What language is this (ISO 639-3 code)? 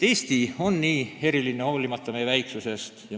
est